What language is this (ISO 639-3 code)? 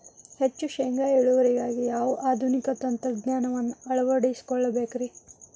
kan